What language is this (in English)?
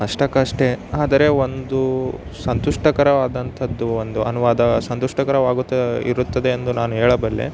Kannada